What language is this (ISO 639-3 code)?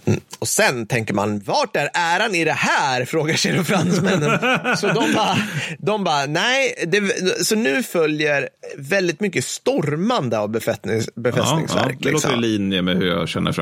swe